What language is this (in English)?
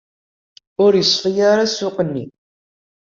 Kabyle